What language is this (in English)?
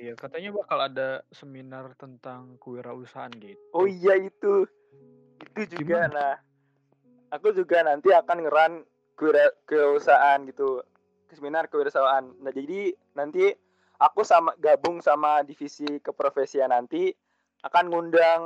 Indonesian